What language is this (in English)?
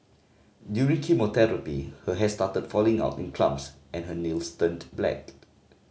English